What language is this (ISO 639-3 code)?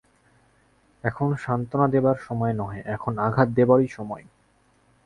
ben